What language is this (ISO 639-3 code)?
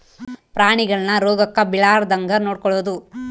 kan